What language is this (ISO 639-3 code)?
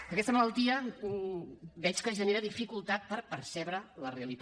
cat